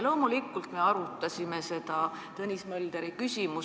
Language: Estonian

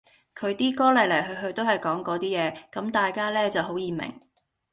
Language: Cantonese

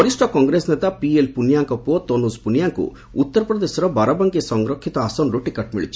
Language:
Odia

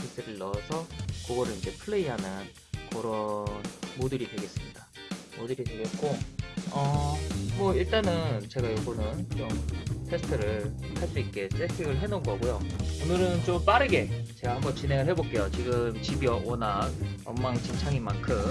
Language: Korean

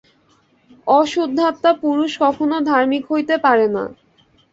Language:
Bangla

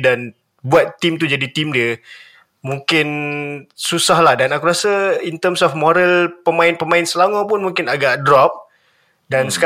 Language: Malay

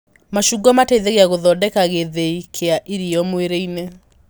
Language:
Kikuyu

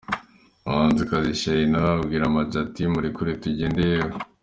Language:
Kinyarwanda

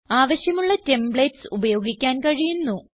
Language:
Malayalam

